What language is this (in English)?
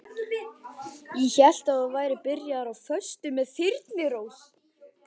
Icelandic